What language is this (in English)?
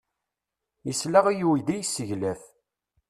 Kabyle